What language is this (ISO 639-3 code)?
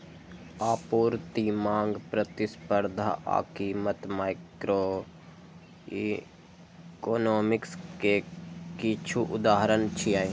mai